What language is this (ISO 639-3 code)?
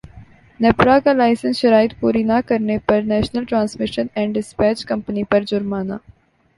urd